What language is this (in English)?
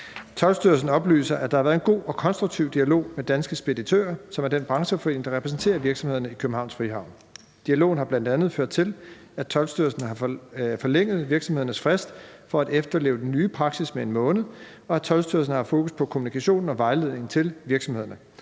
Danish